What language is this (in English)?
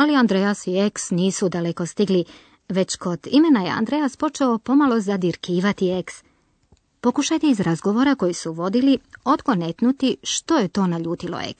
Croatian